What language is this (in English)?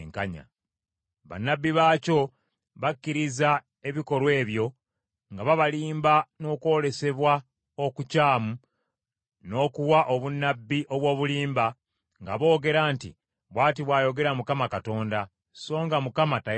Ganda